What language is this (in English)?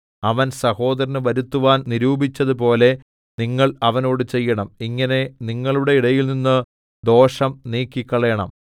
Malayalam